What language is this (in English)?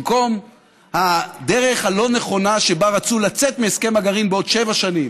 Hebrew